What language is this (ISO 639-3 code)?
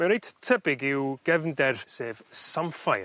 cym